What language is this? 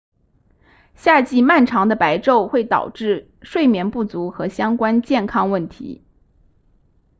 Chinese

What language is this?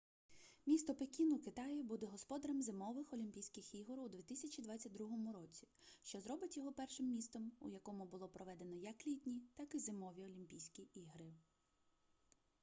Ukrainian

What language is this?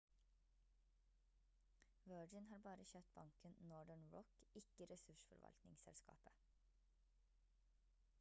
Norwegian Bokmål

